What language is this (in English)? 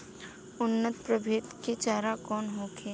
Bhojpuri